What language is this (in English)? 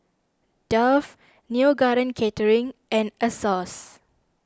English